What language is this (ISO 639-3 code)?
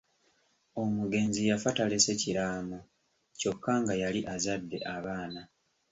lug